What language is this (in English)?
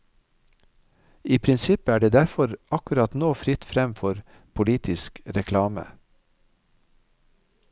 Norwegian